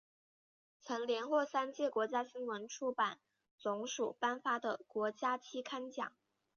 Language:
Chinese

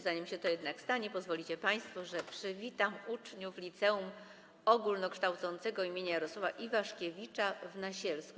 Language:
Polish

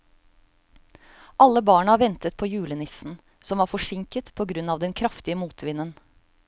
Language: Norwegian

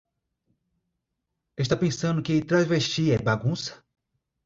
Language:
Portuguese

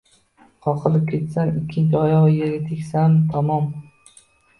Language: Uzbek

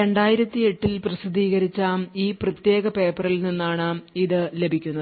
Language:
Malayalam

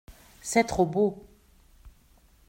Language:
French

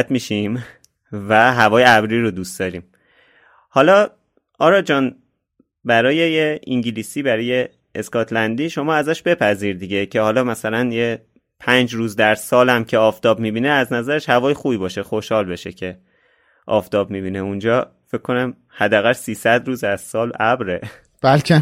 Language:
Persian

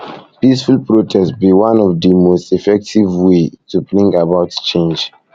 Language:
Nigerian Pidgin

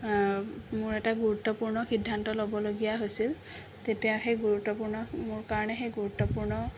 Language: Assamese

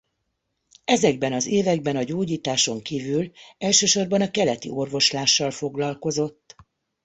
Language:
Hungarian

